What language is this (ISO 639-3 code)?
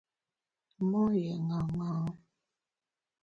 bax